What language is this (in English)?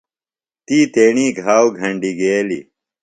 Phalura